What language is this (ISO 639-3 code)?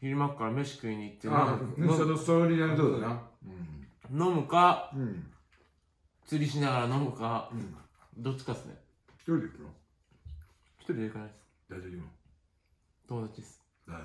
jpn